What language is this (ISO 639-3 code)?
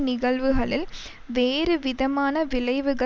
tam